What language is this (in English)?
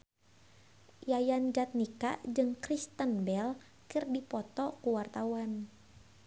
Sundanese